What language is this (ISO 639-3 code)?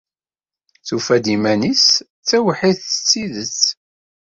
kab